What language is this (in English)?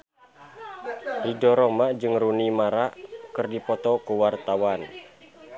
Sundanese